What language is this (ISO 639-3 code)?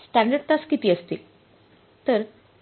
mar